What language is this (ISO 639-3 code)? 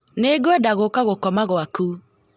kik